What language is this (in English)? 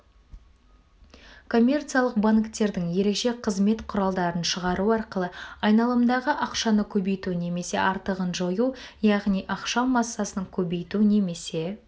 Kazakh